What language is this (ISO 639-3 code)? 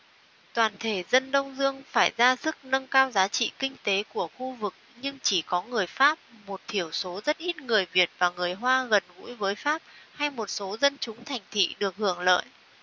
vie